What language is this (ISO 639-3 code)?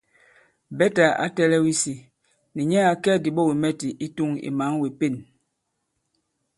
abb